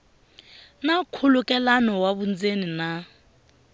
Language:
Tsonga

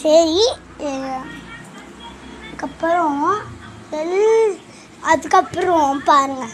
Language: Tamil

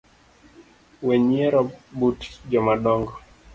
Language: Luo (Kenya and Tanzania)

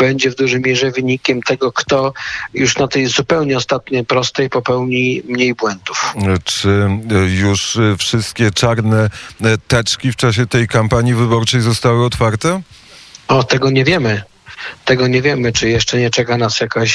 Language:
Polish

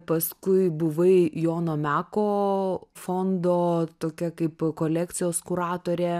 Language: Lithuanian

